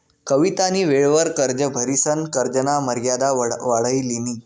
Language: Marathi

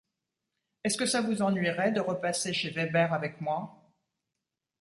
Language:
French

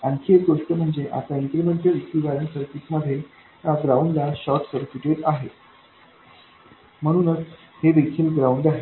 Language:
Marathi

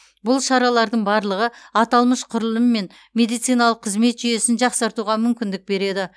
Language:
Kazakh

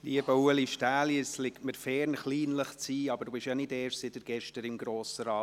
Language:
Swiss German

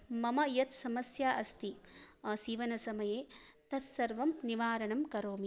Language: Sanskrit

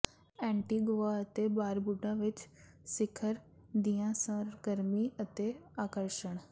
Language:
Punjabi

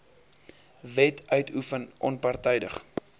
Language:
Afrikaans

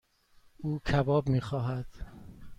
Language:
Persian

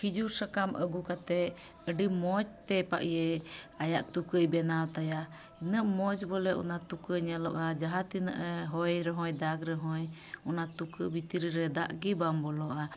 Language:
Santali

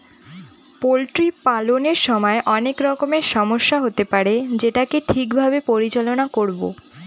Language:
Bangla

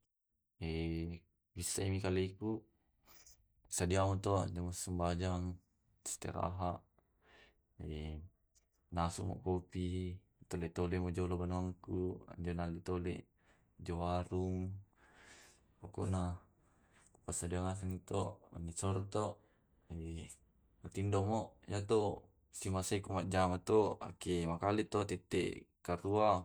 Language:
Tae'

